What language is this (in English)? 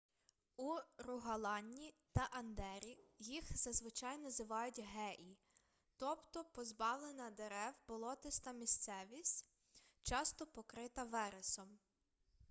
Ukrainian